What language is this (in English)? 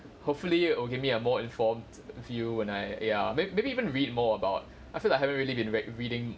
English